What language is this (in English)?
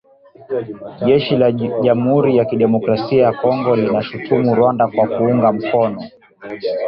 Swahili